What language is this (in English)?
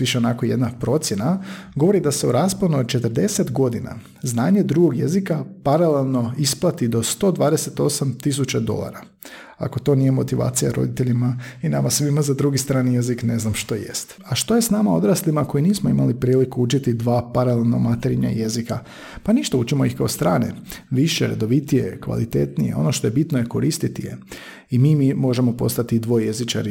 Croatian